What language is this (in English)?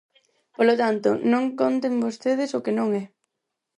Galician